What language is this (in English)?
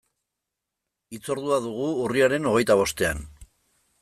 Basque